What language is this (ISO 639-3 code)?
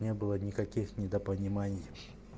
rus